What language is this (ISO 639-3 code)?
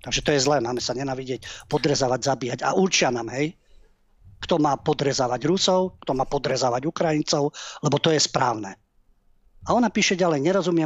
slk